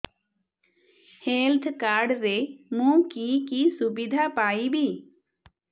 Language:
Odia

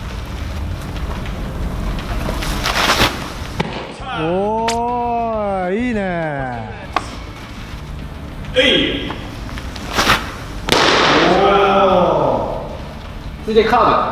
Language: Japanese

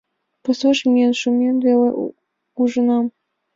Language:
Mari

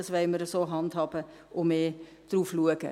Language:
Swiss German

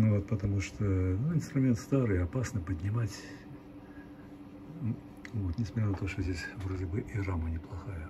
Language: Russian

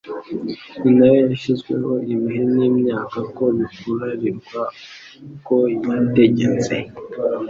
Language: Kinyarwanda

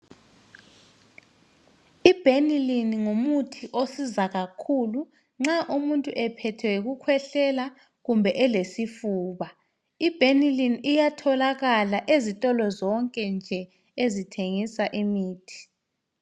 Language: North Ndebele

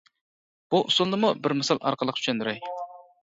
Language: Uyghur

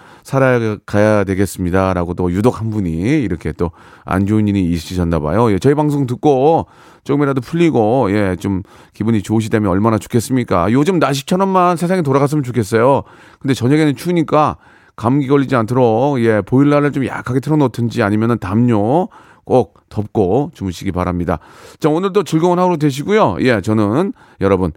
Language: Korean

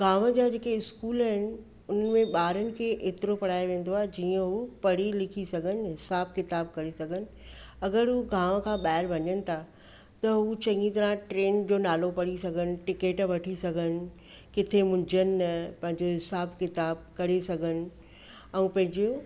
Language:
Sindhi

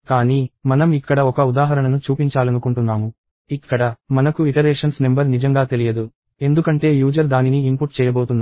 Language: Telugu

